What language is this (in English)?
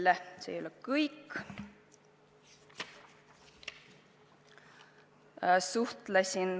Estonian